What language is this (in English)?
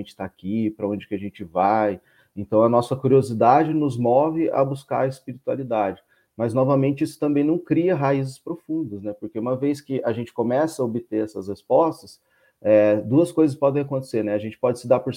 Portuguese